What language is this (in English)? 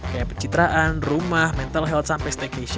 Indonesian